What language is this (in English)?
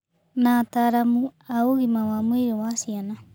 Kikuyu